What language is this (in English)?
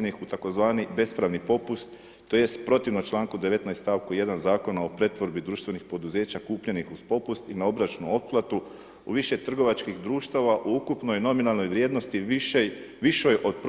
Croatian